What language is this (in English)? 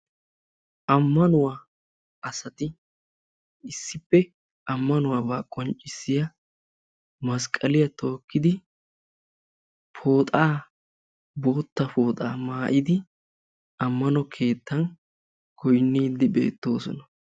Wolaytta